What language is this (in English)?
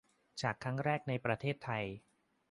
Thai